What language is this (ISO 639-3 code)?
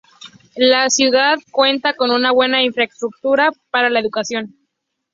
spa